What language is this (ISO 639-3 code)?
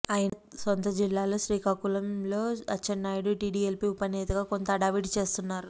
tel